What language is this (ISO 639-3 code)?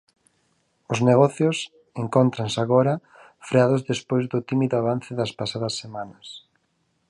glg